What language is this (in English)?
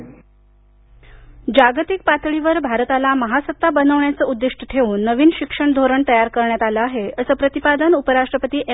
Marathi